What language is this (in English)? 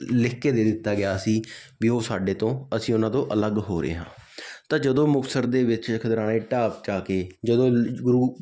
Punjabi